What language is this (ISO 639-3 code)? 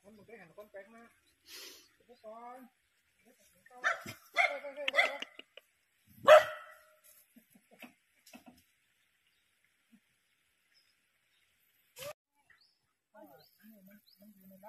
tha